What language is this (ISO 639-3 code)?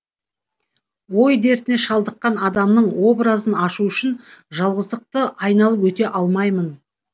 kaz